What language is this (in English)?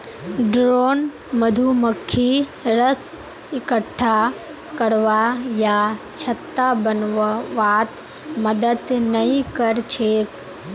Magahi